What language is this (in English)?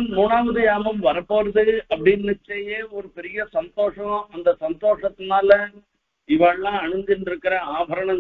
Tamil